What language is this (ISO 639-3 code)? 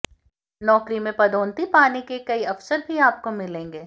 hin